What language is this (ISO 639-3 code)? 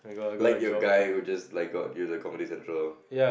eng